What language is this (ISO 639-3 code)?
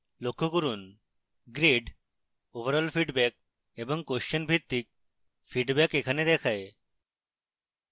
ben